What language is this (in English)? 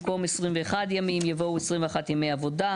Hebrew